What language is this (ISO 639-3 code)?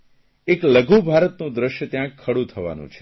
guj